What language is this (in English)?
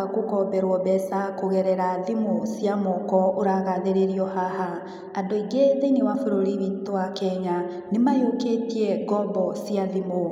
Kikuyu